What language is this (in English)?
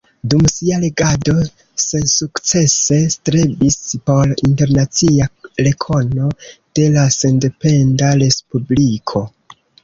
Esperanto